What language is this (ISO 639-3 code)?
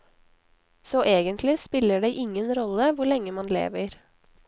nor